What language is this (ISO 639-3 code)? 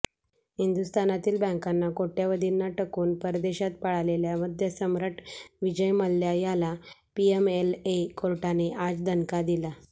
mar